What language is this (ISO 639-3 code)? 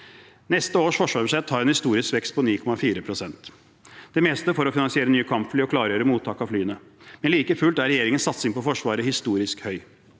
nor